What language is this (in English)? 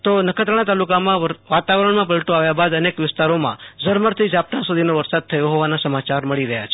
Gujarati